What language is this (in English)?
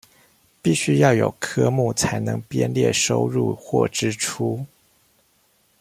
Chinese